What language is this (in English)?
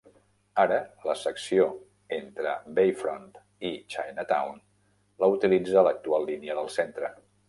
Catalan